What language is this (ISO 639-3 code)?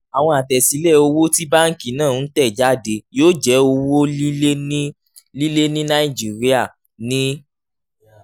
yor